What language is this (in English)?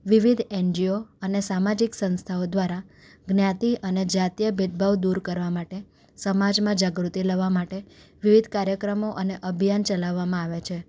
Gujarati